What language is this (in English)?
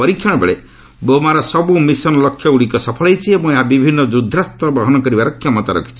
Odia